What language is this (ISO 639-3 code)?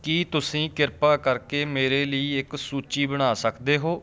pan